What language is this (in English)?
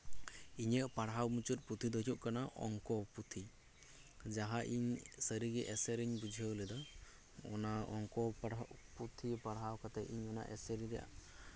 Santali